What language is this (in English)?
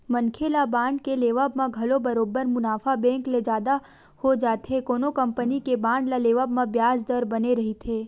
Chhattisgarhi